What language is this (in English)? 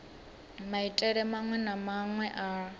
Venda